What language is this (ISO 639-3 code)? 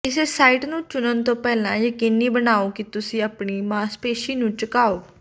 pan